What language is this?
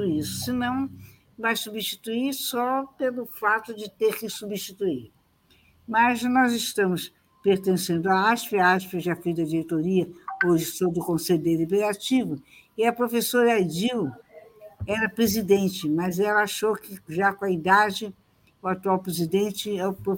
Portuguese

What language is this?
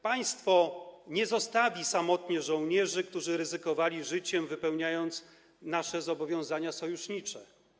Polish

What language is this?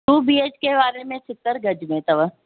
Sindhi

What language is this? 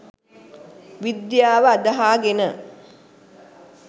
Sinhala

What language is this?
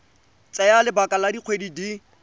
Tswana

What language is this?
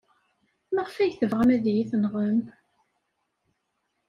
Kabyle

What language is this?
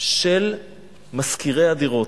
Hebrew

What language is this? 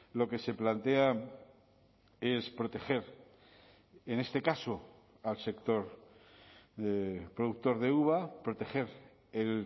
Spanish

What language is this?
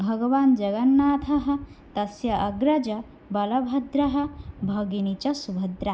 Sanskrit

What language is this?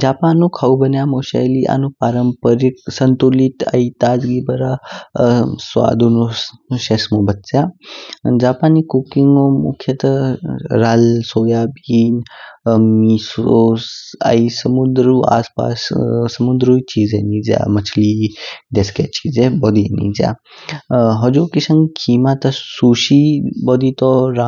Kinnauri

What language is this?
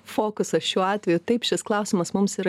Lithuanian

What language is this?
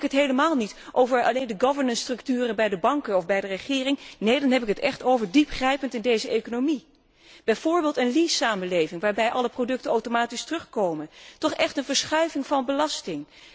Dutch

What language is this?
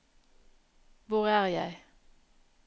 Norwegian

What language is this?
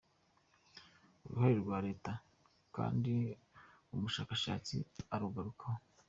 Kinyarwanda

